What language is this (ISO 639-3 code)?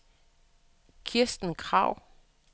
dan